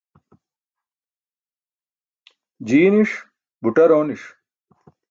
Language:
Burushaski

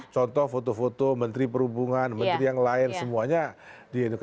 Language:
Indonesian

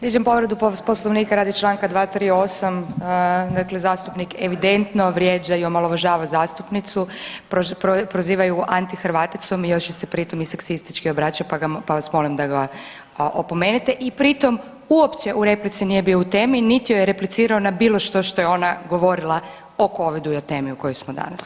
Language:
Croatian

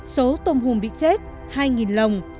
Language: Vietnamese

